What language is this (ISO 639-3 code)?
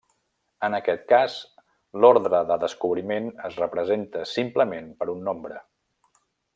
cat